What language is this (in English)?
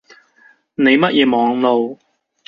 Cantonese